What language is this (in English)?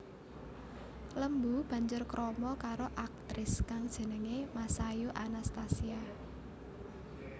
Javanese